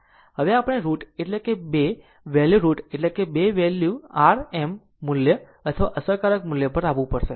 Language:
Gujarati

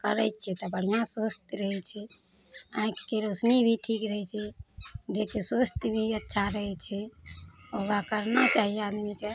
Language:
Maithili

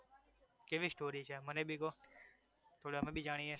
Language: Gujarati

